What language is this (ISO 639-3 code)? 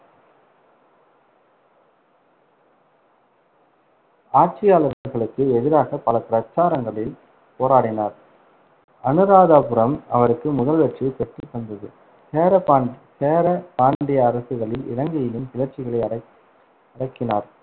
tam